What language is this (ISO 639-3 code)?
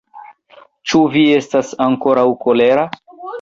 epo